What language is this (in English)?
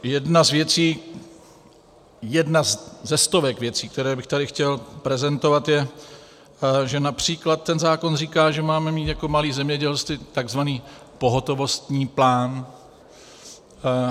Czech